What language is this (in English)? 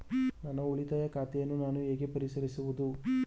Kannada